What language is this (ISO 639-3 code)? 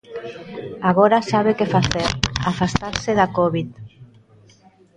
glg